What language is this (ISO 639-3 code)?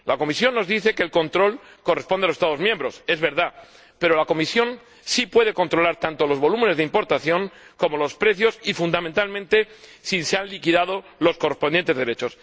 spa